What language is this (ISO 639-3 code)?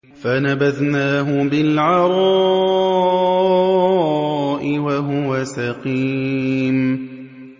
ara